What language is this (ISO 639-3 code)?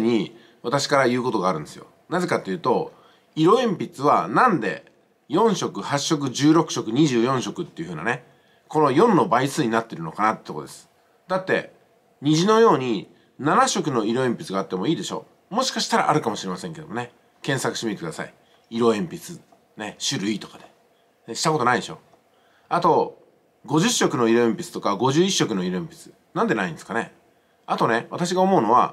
jpn